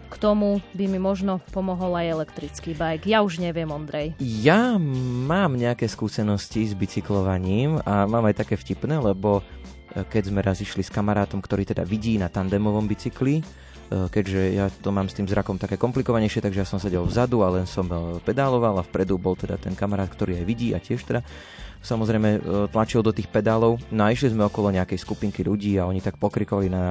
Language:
Slovak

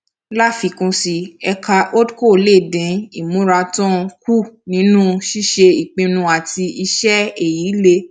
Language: Yoruba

